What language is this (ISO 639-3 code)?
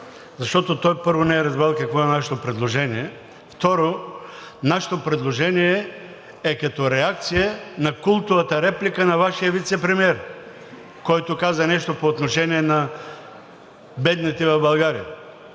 bul